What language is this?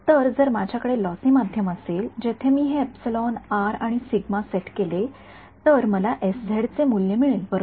Marathi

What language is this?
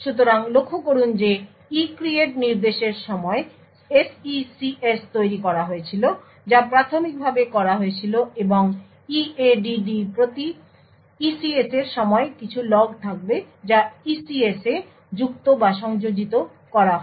Bangla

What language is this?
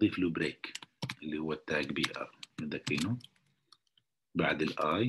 Arabic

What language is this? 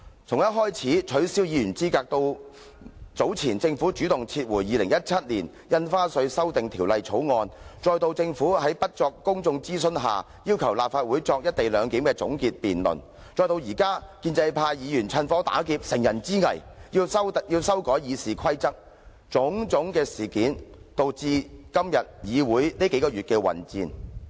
Cantonese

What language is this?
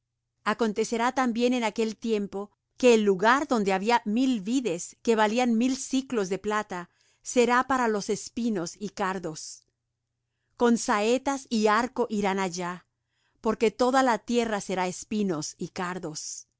Spanish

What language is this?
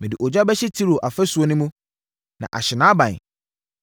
Akan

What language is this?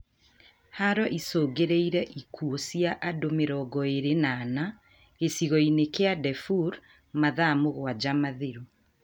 Kikuyu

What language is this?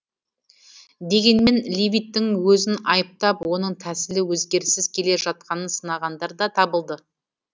Kazakh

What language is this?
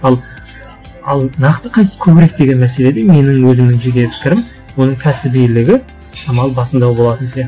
Kazakh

